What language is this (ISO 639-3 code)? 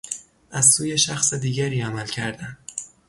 fas